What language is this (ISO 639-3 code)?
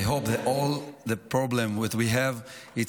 heb